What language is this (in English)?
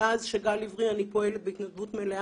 Hebrew